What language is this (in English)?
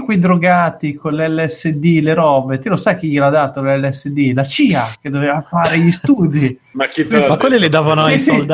Italian